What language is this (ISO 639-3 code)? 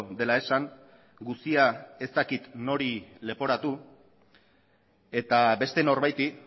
eus